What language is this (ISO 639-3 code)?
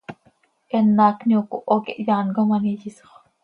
sei